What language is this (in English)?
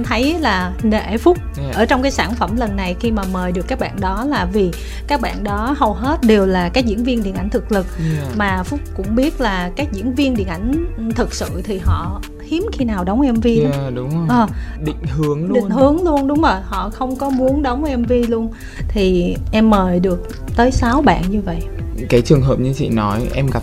Vietnamese